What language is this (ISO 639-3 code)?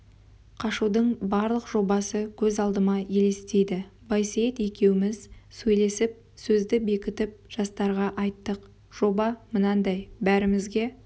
kaz